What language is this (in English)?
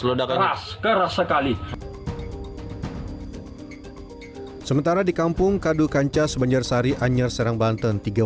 Indonesian